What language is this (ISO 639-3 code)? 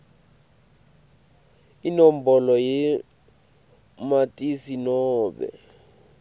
ssw